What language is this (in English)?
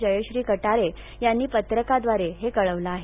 Marathi